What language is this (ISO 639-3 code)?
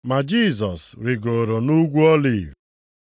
ibo